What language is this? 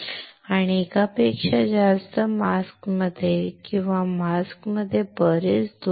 Marathi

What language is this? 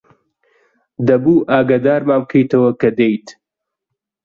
Central Kurdish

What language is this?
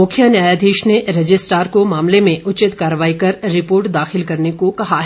Hindi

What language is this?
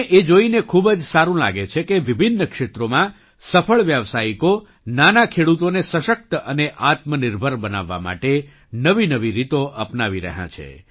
Gujarati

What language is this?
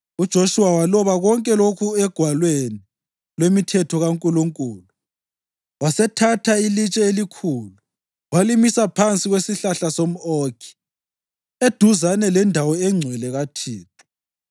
North Ndebele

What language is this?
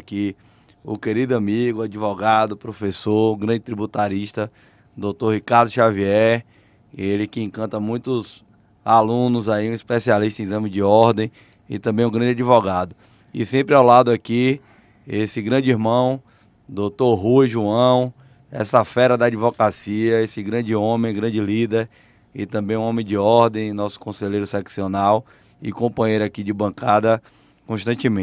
Portuguese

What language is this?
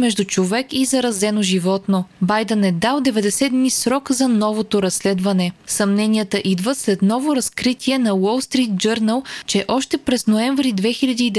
Bulgarian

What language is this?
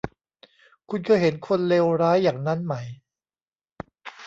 Thai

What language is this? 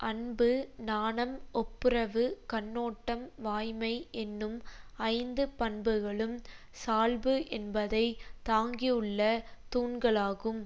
Tamil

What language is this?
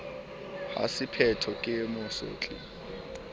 Southern Sotho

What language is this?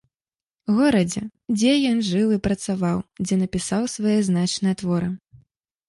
Belarusian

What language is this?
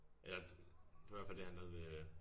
Danish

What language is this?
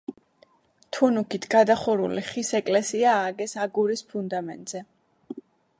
Georgian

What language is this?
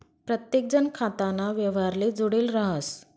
Marathi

